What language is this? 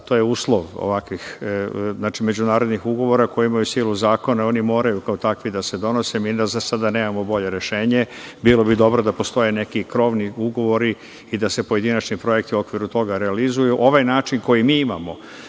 Serbian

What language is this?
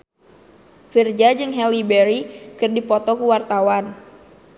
Sundanese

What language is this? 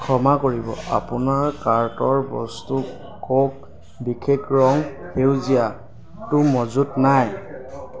Assamese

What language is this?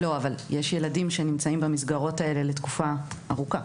Hebrew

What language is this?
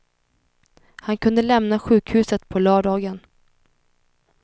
Swedish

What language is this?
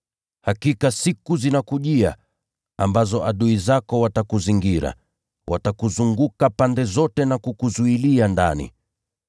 Swahili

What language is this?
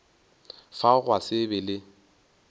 Northern Sotho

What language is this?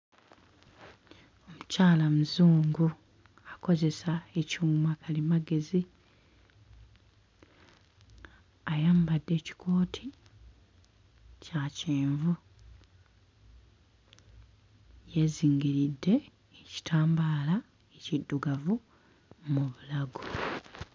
Ganda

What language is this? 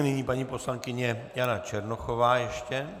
Czech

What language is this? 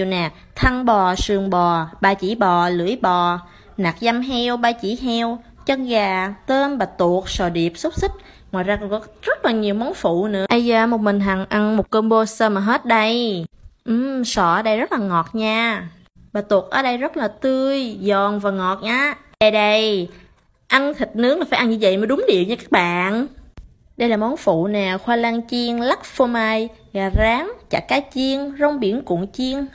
Vietnamese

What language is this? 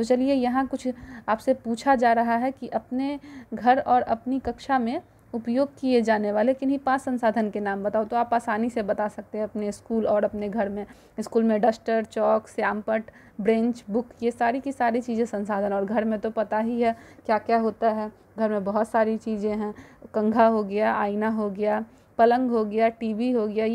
Hindi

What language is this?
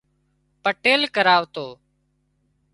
Wadiyara Koli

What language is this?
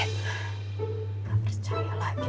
Indonesian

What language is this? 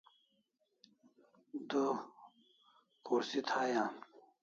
Kalasha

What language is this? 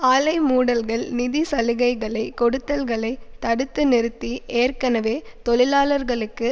Tamil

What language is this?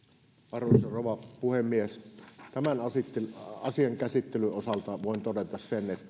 Finnish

